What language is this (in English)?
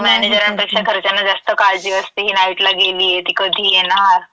Marathi